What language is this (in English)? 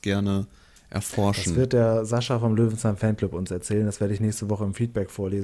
German